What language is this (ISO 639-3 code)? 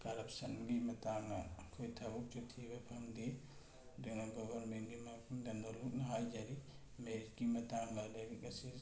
mni